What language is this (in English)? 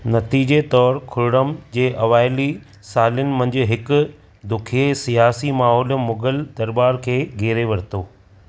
Sindhi